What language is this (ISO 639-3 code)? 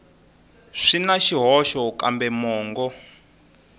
tso